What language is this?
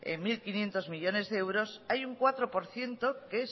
Spanish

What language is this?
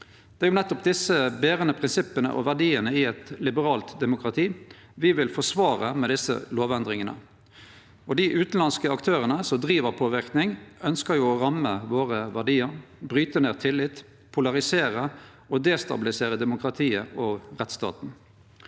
Norwegian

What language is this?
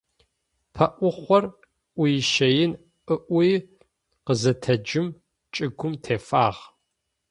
Adyghe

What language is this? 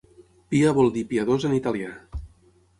Catalan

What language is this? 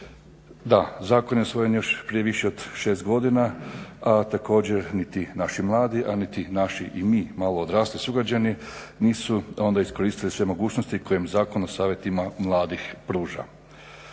Croatian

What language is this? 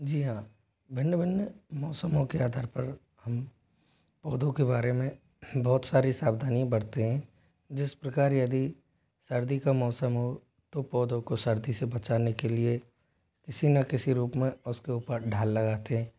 Hindi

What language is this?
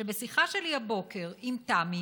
Hebrew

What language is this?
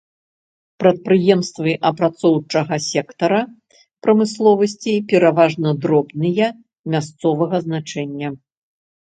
Belarusian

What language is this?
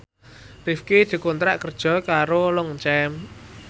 Javanese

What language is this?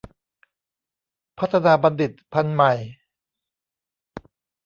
Thai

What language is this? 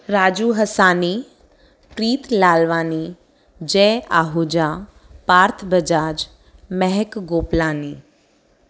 Sindhi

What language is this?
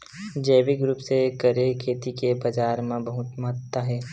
Chhattisgarhi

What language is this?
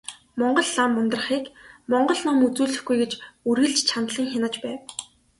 Mongolian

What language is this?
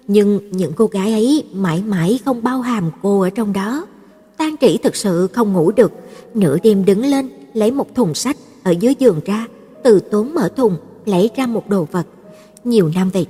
Vietnamese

